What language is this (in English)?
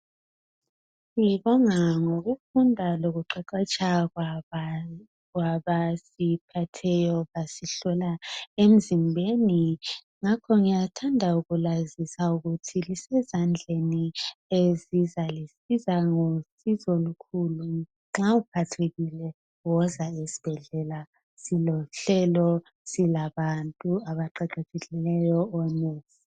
North Ndebele